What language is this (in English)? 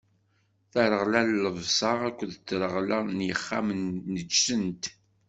Kabyle